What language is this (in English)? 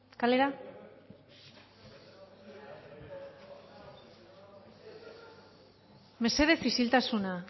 Basque